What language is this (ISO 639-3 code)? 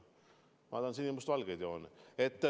est